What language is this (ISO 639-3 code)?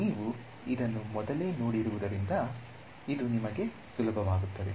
kan